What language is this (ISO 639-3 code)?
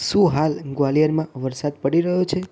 guj